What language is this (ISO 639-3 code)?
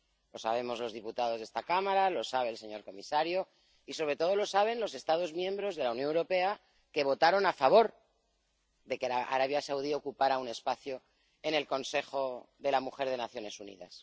spa